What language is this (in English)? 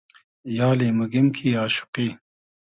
Hazaragi